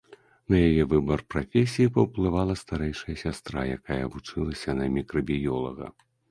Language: Belarusian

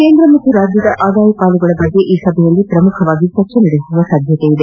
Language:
Kannada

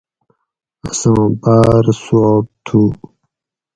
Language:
Gawri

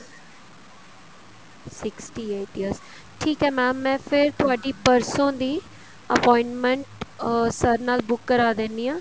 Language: Punjabi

